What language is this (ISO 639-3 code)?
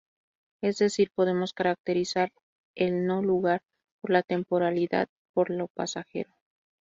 spa